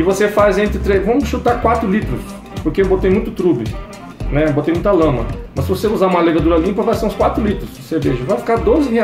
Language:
Portuguese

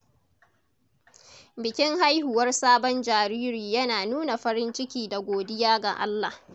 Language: Hausa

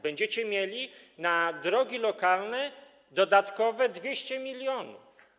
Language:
Polish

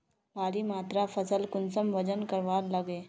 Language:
Magahi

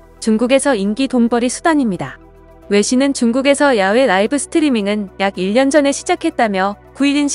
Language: Korean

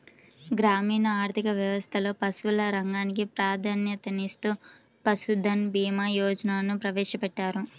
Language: Telugu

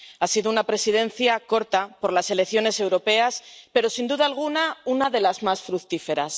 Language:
Spanish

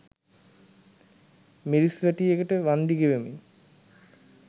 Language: Sinhala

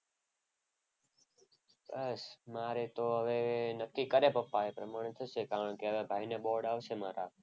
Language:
Gujarati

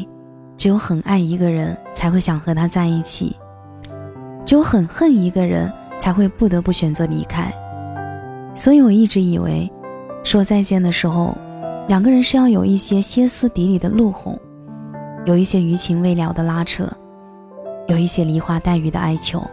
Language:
Chinese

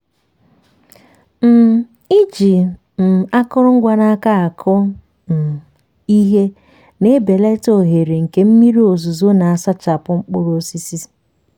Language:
Igbo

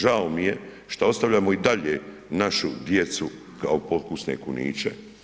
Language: Croatian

